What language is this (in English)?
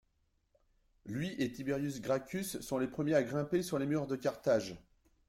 French